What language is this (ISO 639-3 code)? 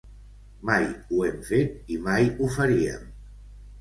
cat